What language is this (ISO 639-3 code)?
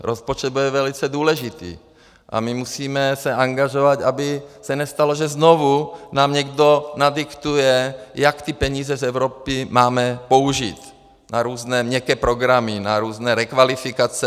ces